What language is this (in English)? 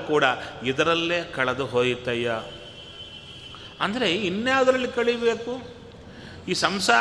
Kannada